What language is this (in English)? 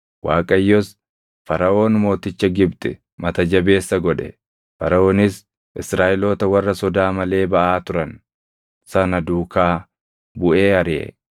Oromo